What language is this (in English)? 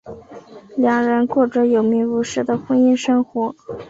Chinese